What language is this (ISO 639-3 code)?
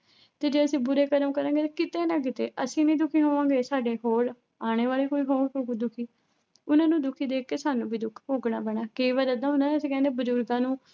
pan